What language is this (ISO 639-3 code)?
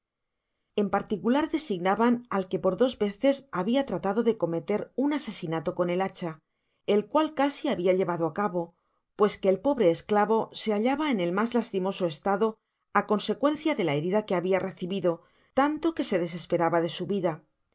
spa